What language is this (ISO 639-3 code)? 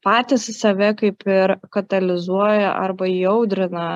lit